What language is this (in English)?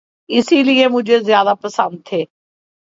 Urdu